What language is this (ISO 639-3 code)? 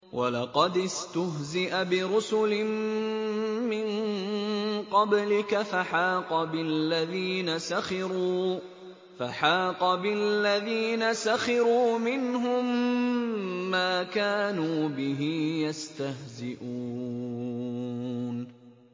ara